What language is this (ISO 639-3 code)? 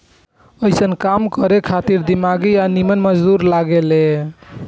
bho